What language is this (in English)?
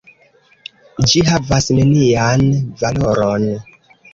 Esperanto